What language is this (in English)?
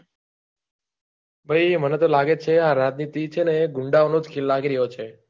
Gujarati